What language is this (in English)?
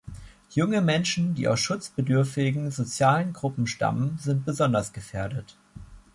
German